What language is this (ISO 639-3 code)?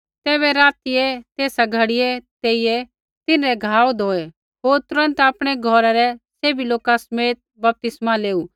kfx